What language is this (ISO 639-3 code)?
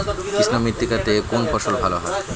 ben